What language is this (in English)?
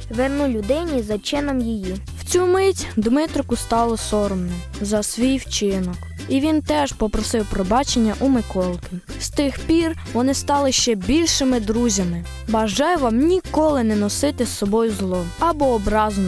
Ukrainian